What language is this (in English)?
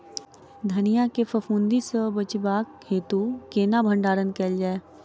Maithili